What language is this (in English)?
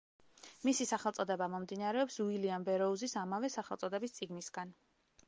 Georgian